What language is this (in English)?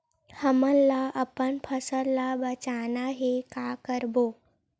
Chhattisgarhi